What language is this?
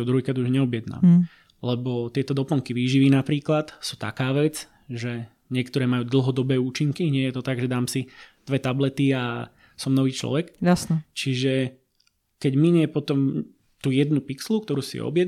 Slovak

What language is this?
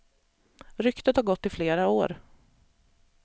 Swedish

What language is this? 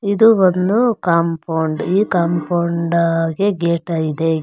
Kannada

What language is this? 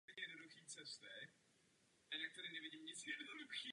Czech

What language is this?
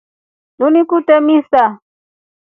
Rombo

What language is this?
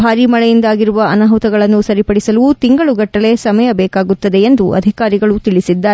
Kannada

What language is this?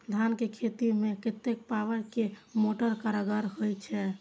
Maithili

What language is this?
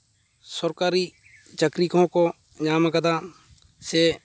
Santali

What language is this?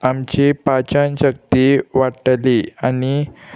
Konkani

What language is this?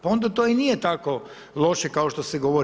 Croatian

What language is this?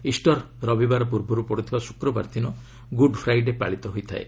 Odia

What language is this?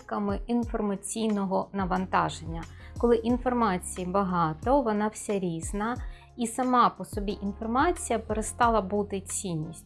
Ukrainian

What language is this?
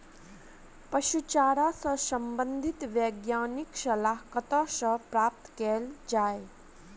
Maithili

